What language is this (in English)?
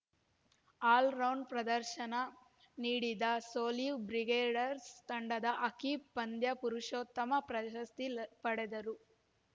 Kannada